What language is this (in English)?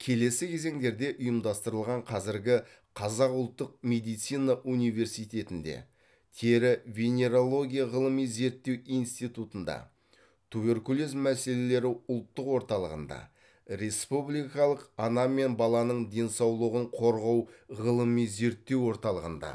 Kazakh